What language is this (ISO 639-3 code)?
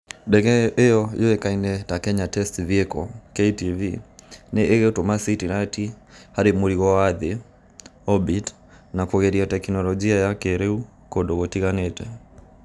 kik